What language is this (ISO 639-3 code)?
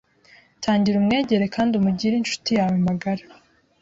kin